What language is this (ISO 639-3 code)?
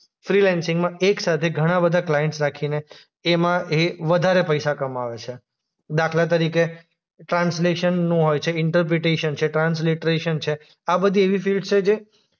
guj